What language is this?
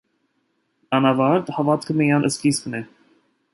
Armenian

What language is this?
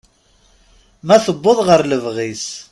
Kabyle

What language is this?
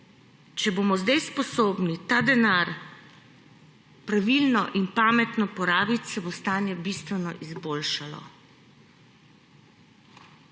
Slovenian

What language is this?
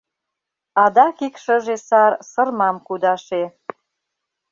Mari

